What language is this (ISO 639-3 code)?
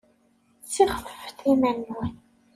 kab